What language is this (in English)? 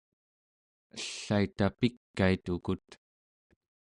Central Yupik